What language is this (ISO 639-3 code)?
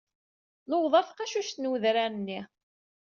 kab